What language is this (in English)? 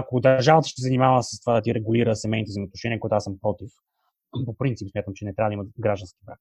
Bulgarian